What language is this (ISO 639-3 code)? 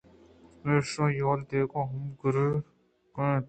bgp